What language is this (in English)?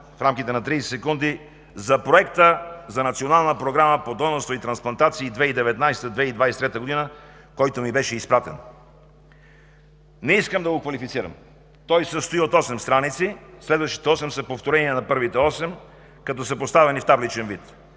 Bulgarian